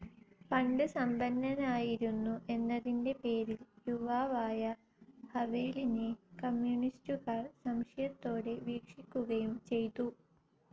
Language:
Malayalam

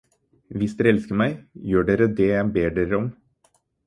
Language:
Norwegian Bokmål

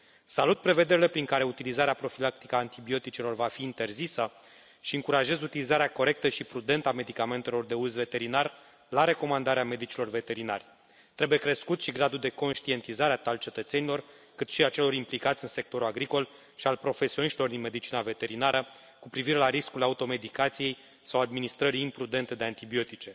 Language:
Romanian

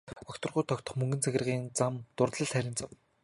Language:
Mongolian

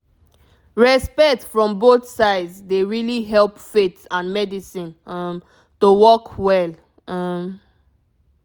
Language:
Nigerian Pidgin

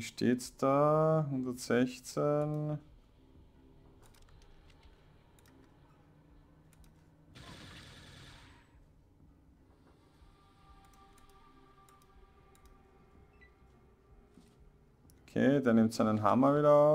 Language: German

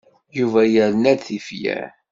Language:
Kabyle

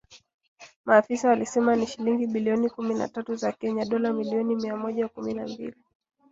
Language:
Swahili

